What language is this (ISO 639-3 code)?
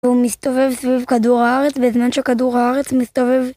heb